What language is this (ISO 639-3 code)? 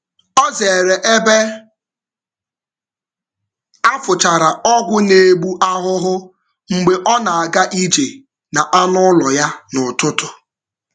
ibo